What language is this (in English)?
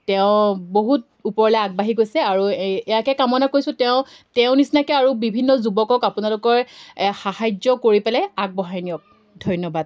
Assamese